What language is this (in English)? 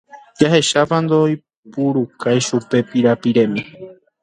Guarani